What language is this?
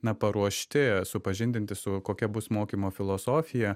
Lithuanian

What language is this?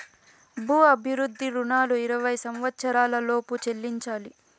Telugu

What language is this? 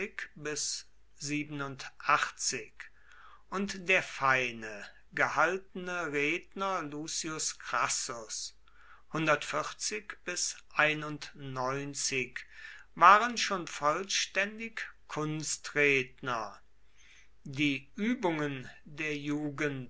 German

